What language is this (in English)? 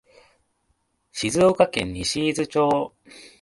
Japanese